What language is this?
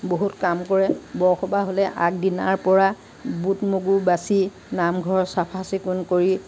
Assamese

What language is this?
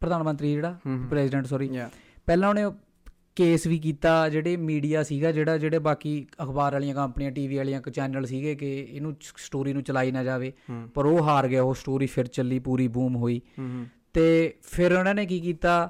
Punjabi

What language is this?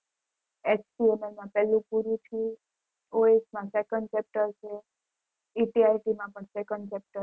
Gujarati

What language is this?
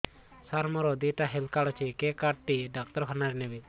Odia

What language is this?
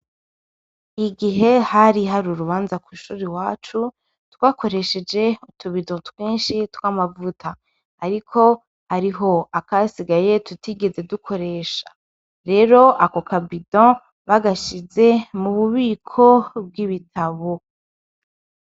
Rundi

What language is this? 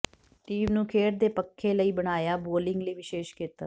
Punjabi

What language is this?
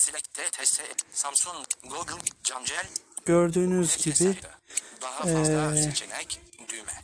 Turkish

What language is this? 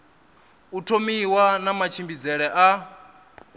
Venda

